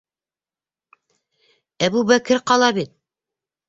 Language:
Bashkir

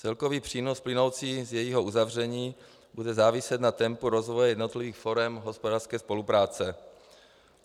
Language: Czech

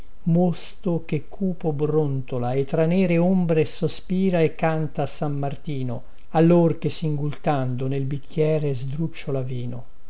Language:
Italian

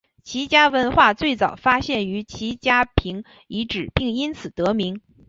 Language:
Chinese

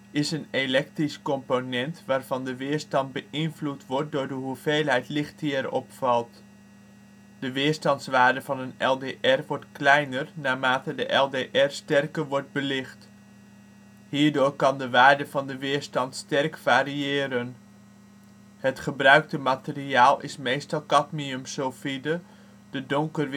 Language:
Dutch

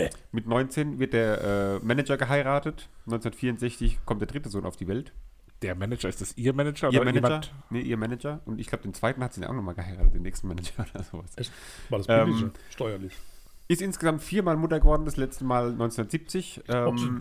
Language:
German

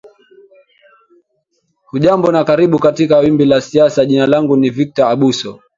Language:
Swahili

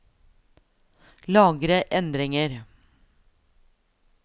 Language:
Norwegian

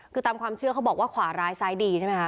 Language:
Thai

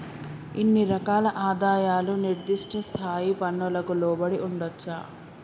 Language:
Telugu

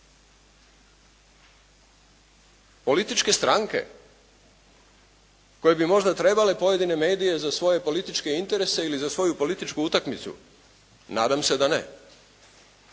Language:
Croatian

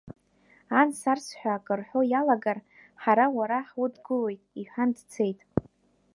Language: Abkhazian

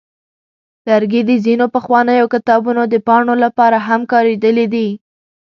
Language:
Pashto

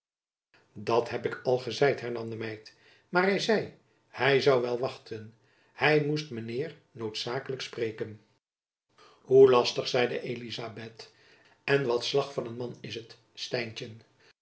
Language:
Dutch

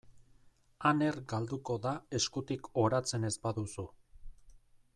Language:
Basque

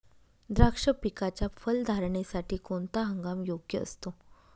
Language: Marathi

